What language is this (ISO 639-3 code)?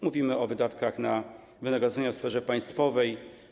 pol